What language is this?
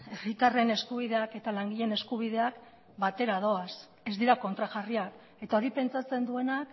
Basque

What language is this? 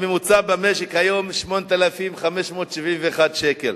Hebrew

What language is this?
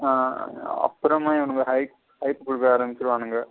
Tamil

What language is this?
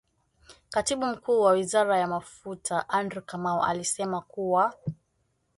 Swahili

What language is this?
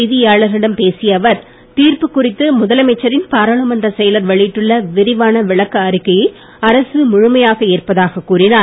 Tamil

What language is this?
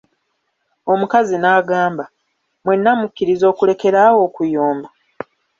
Ganda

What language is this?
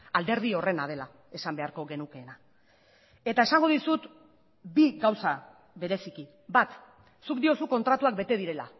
Basque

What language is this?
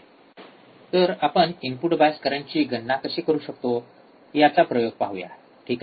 Marathi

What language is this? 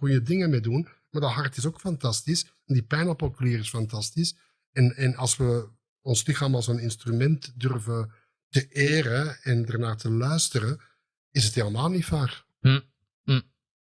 Dutch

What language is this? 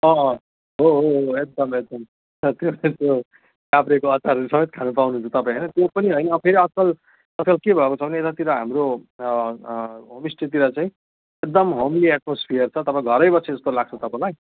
Nepali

